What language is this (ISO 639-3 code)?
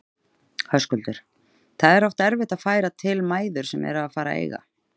isl